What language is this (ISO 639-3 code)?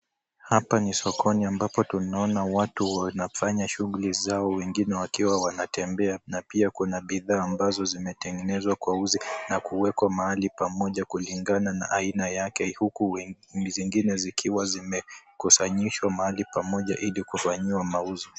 swa